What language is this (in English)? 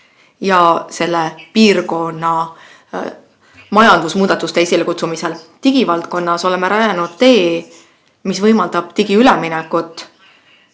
Estonian